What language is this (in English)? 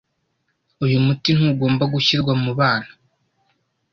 Kinyarwanda